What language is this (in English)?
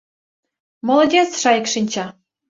Mari